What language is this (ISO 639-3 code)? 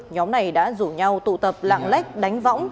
vie